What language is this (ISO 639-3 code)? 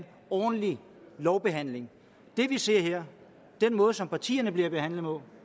dan